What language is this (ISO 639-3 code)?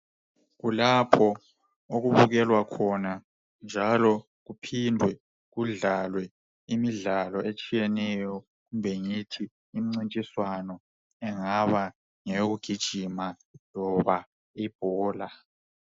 nde